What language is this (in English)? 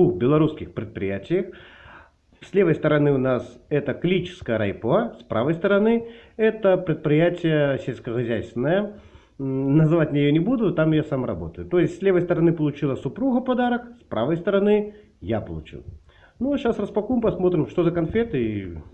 Russian